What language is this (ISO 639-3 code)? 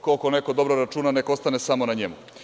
srp